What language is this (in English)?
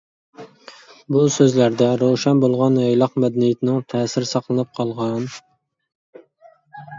Uyghur